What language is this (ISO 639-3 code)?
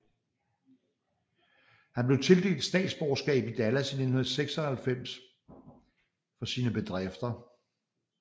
dan